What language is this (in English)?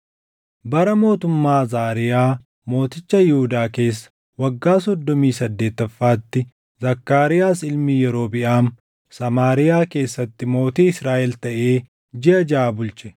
Oromo